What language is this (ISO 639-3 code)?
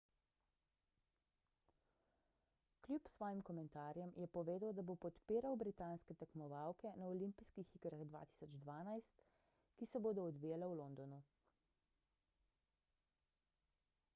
slv